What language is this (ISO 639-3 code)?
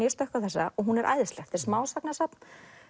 isl